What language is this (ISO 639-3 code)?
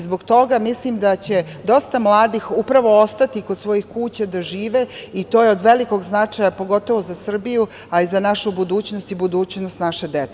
srp